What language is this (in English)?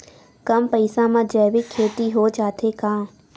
Chhattisgarhi